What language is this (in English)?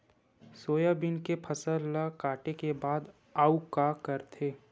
Chhattisgarhi